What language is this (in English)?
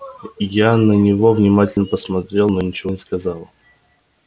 Russian